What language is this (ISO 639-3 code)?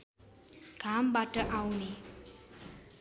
nep